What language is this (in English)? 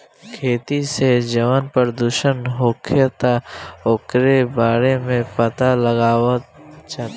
Bhojpuri